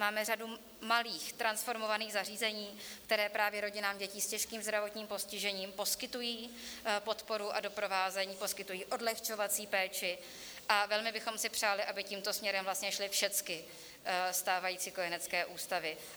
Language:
Czech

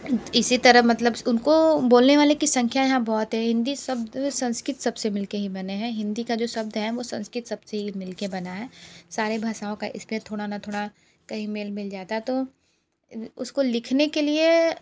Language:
Hindi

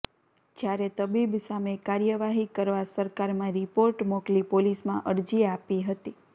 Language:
Gujarati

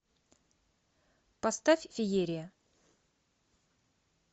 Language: Russian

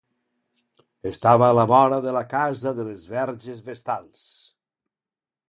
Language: Catalan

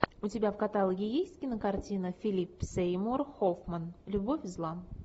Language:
Russian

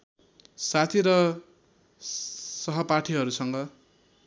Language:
Nepali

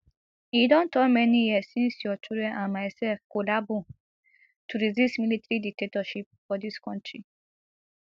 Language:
Nigerian Pidgin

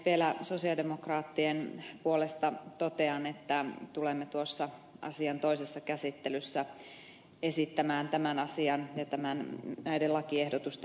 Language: Finnish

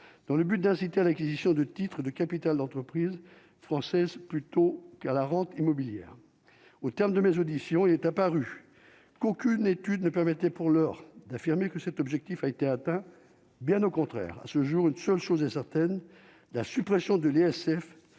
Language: French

